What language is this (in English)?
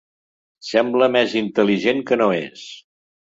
Catalan